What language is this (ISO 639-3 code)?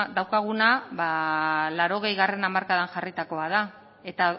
eus